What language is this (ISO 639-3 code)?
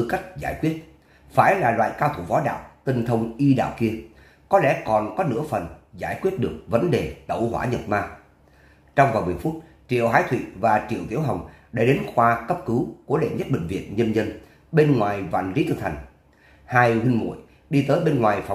vie